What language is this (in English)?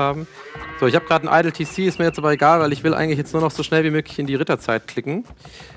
German